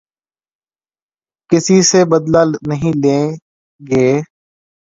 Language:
Urdu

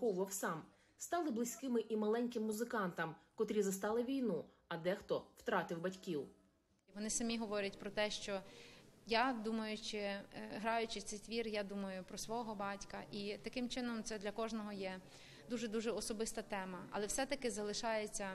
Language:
Ukrainian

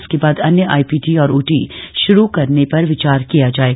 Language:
Hindi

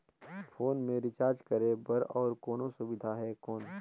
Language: Chhattisgarhi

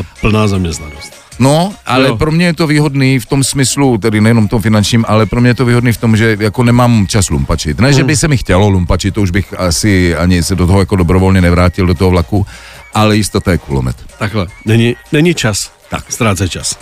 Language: Czech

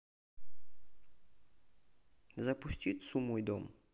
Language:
Russian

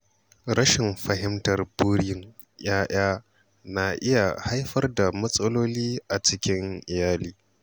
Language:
Hausa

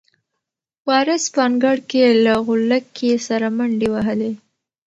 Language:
Pashto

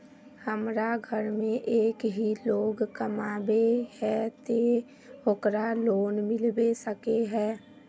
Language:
Magahi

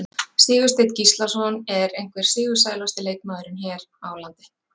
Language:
Icelandic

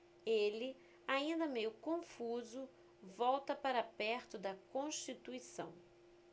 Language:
Portuguese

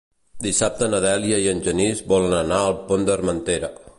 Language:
Catalan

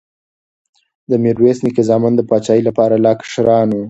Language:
Pashto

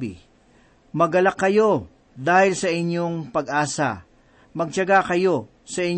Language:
Filipino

